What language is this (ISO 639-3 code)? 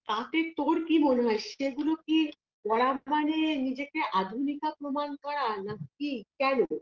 ben